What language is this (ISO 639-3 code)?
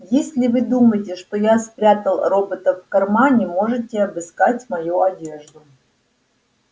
rus